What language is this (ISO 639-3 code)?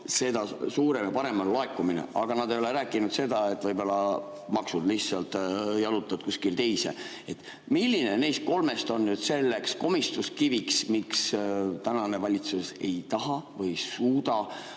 est